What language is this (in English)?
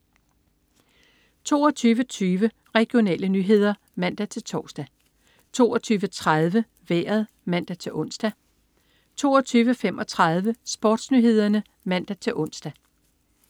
Danish